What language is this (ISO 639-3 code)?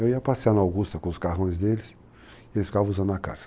por